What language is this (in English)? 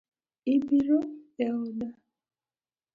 Luo (Kenya and Tanzania)